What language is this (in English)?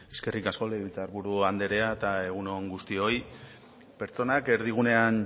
Basque